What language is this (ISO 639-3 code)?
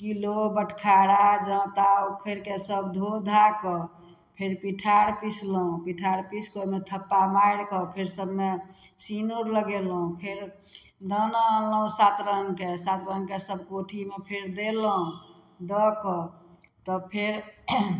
mai